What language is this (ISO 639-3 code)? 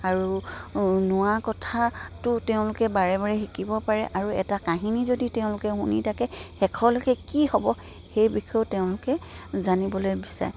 asm